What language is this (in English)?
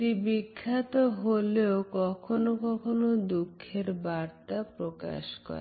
Bangla